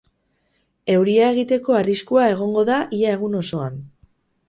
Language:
Basque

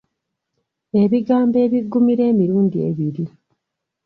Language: Ganda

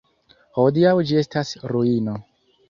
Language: Esperanto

